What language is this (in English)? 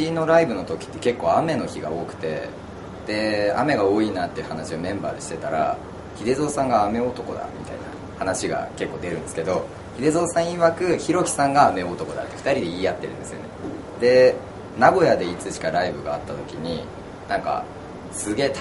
Japanese